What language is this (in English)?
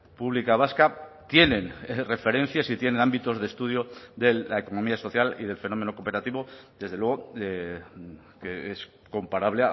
Spanish